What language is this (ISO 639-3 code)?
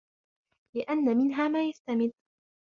ara